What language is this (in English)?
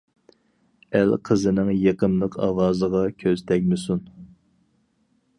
Uyghur